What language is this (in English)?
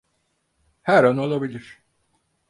Turkish